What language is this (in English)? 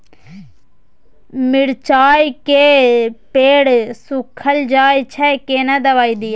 Maithili